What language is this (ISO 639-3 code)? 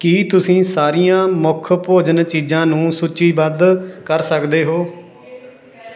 pan